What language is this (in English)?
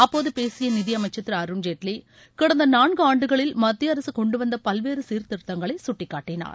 Tamil